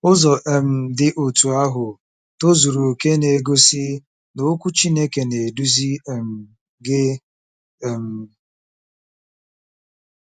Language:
Igbo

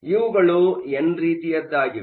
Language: Kannada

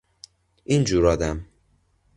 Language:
Persian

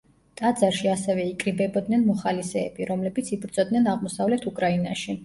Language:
Georgian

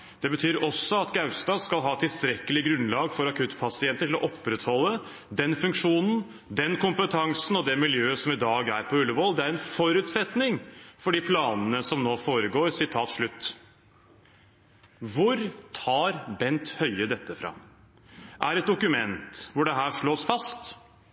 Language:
Norwegian Bokmål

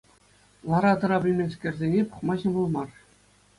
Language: Chuvash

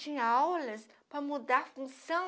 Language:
Portuguese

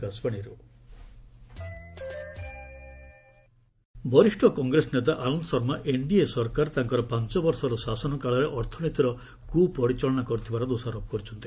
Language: Odia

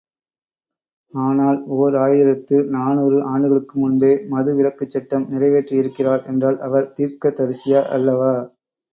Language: Tamil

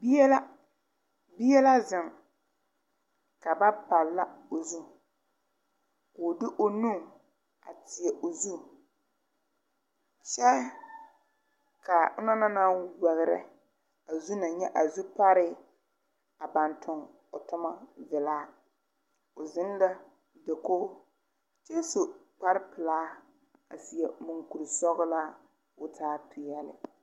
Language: Southern Dagaare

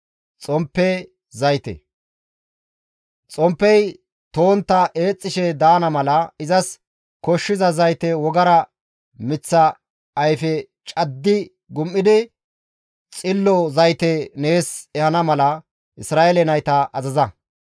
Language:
Gamo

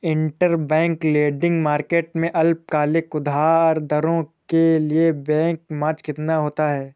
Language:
Hindi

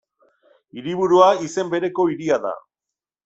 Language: Basque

